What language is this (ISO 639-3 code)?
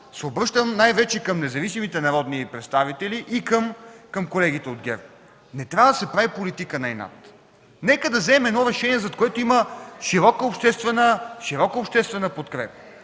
bul